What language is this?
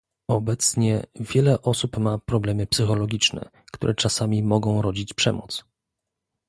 Polish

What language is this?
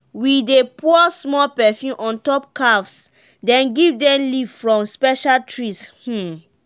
Nigerian Pidgin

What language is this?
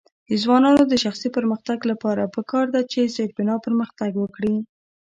Pashto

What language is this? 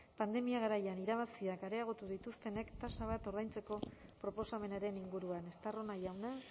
Basque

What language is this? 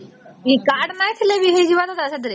Odia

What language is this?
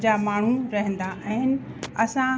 Sindhi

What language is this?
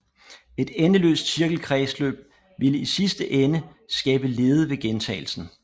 Danish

